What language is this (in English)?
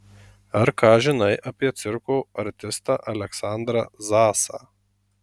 Lithuanian